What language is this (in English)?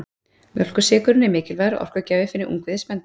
Icelandic